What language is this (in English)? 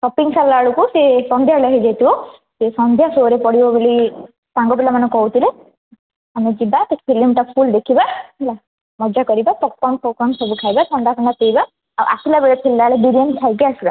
Odia